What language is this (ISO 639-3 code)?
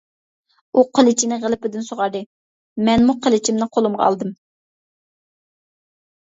uig